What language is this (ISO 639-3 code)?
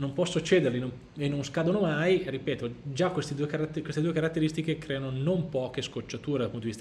ita